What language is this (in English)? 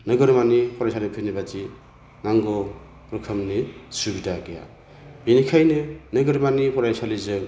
Bodo